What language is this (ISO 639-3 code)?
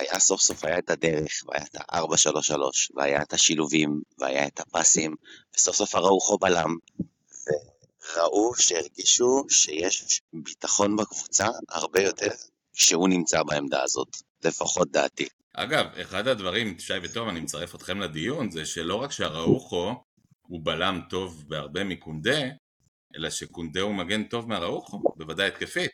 heb